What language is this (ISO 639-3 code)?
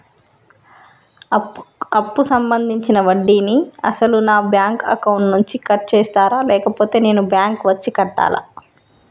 tel